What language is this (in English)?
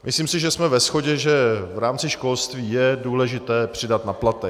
Czech